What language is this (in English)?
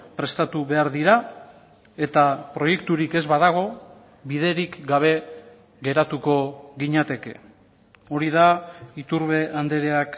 Basque